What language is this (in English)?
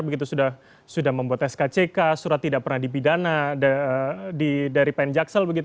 Indonesian